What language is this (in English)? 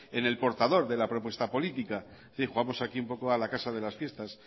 Spanish